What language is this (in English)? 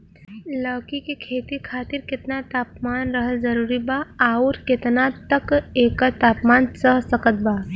Bhojpuri